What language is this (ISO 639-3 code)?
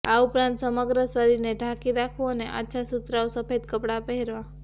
guj